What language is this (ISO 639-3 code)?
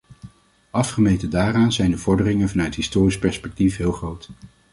nld